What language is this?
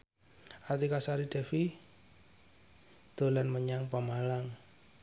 Javanese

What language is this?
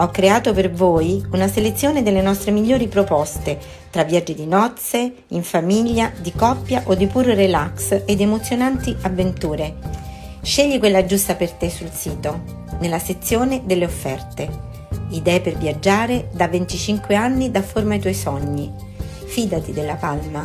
Italian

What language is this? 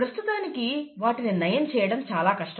Telugu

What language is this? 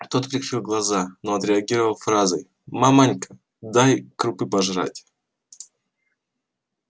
Russian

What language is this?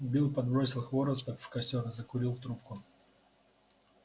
Russian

